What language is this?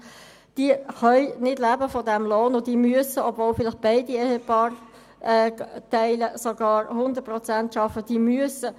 Swiss German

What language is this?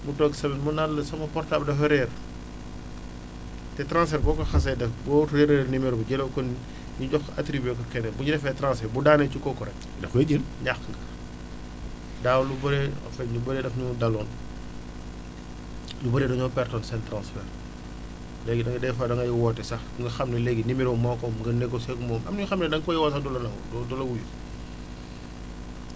Wolof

